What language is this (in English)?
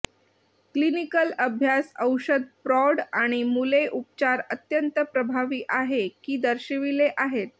Marathi